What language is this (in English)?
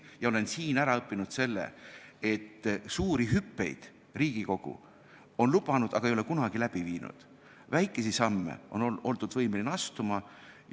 Estonian